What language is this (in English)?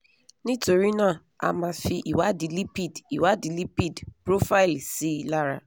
Yoruba